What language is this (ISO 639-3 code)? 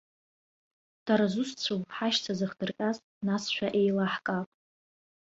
abk